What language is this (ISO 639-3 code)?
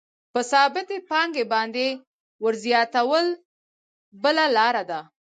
pus